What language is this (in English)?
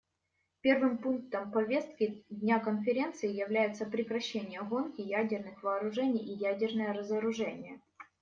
Russian